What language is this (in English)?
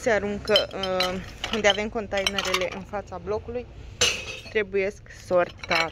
Romanian